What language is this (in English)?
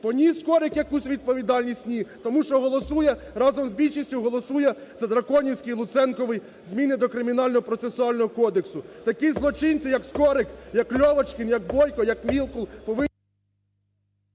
Ukrainian